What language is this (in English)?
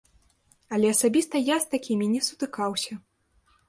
Belarusian